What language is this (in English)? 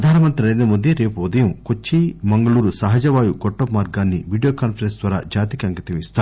Telugu